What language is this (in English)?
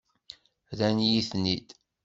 Kabyle